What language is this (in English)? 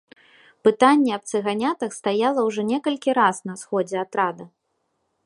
Belarusian